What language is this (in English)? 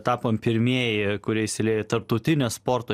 Lithuanian